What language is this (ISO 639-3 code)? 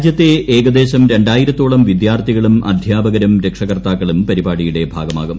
mal